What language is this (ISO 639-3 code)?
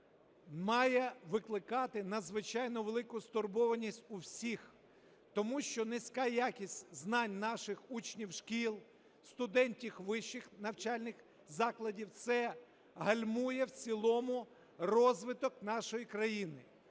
ukr